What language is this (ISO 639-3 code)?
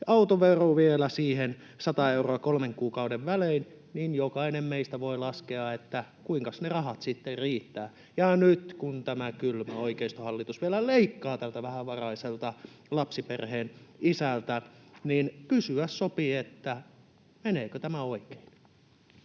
fin